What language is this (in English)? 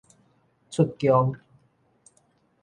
Min Nan Chinese